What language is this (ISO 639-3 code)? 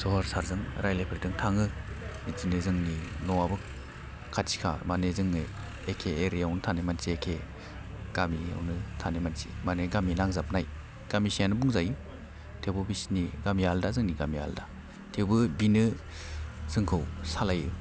brx